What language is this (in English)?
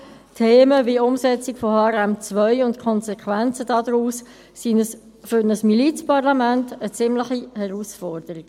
Swiss German